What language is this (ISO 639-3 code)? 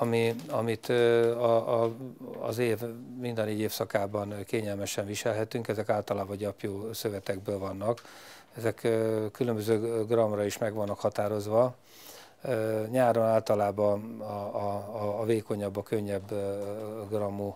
hun